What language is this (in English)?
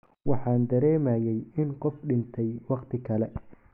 Somali